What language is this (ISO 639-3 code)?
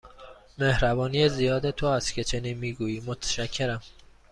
fas